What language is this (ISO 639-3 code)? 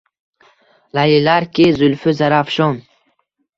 uzb